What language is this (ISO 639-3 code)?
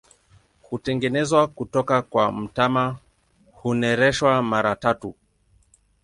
swa